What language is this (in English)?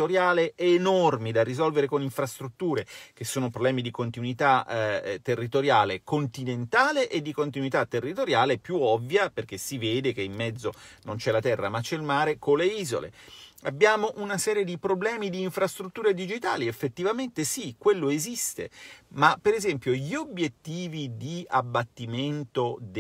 Italian